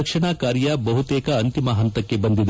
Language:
Kannada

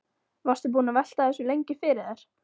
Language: Icelandic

